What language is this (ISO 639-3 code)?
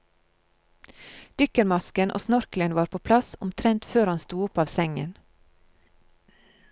nor